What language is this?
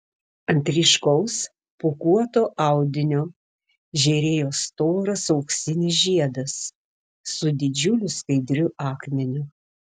Lithuanian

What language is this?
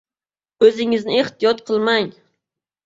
Uzbek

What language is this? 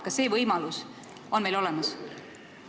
Estonian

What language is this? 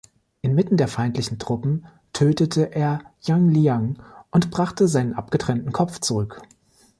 German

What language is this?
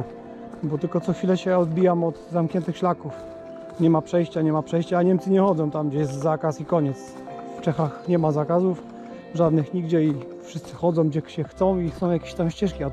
Polish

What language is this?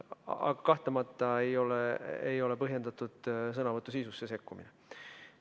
Estonian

